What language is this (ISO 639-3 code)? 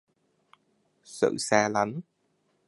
vie